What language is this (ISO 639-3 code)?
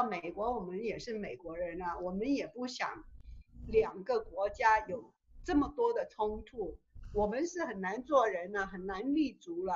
zho